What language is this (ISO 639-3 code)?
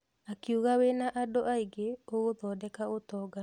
kik